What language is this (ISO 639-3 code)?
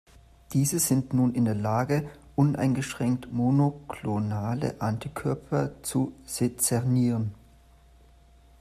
deu